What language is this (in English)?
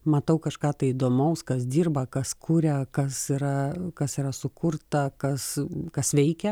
Lithuanian